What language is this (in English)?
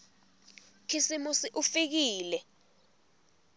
Swati